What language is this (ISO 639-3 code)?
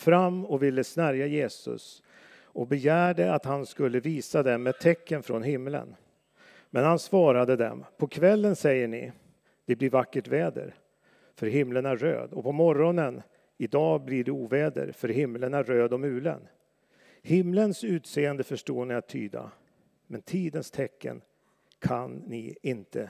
swe